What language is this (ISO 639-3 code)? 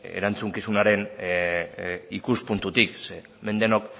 eus